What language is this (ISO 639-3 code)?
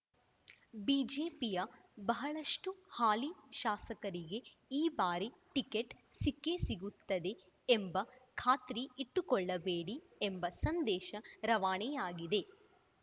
kan